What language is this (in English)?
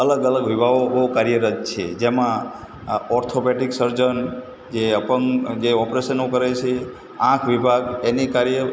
Gujarati